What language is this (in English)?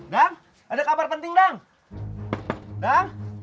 Indonesian